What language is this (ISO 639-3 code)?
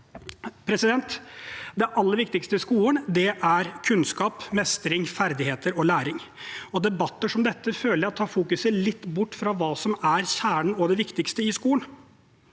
nor